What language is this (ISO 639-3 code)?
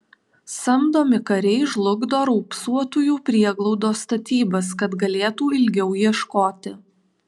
lit